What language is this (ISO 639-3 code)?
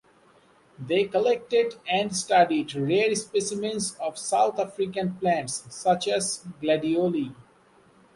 eng